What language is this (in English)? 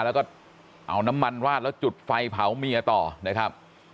Thai